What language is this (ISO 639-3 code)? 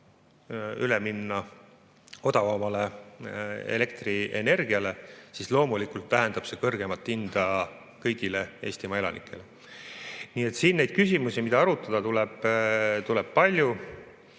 est